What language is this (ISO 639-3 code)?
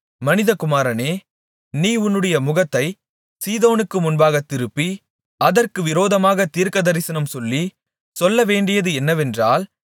tam